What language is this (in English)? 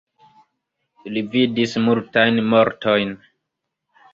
Esperanto